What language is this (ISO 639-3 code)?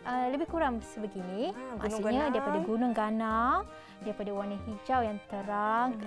msa